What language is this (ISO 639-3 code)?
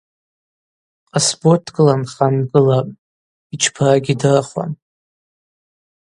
abq